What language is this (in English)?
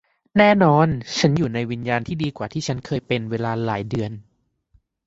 Thai